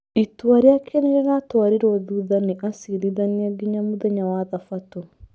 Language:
Kikuyu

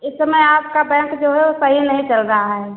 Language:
Hindi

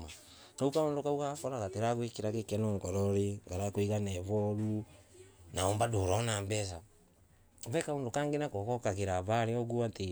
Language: Embu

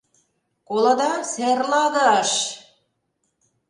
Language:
Mari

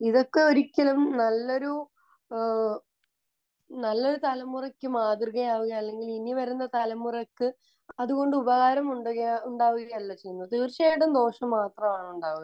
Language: Malayalam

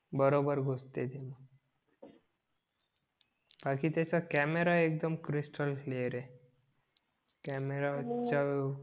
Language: Marathi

